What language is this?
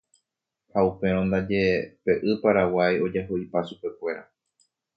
Guarani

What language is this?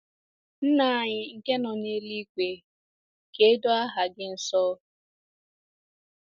Igbo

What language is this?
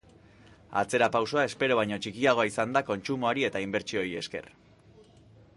Basque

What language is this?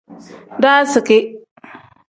Tem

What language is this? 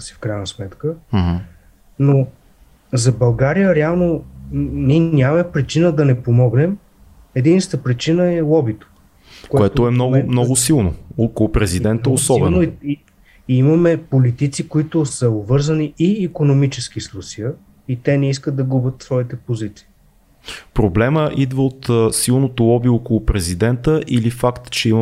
Bulgarian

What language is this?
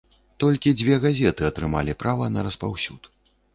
Belarusian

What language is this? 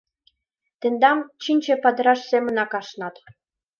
Mari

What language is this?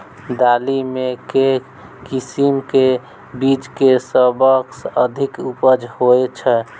Maithili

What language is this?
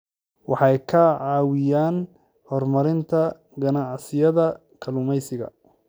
Somali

